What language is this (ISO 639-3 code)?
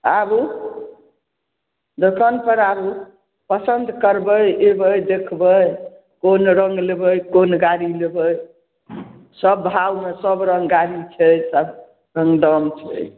mai